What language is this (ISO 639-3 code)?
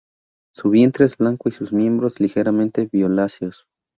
spa